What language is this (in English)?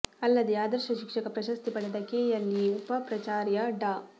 Kannada